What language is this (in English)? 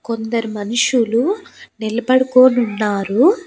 Telugu